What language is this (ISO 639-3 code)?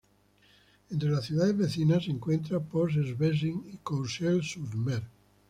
spa